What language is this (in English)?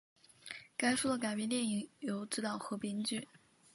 Chinese